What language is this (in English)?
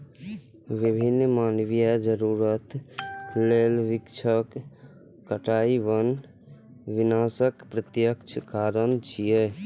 Maithili